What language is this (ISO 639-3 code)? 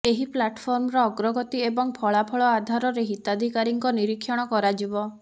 ori